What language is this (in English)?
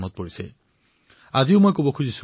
Assamese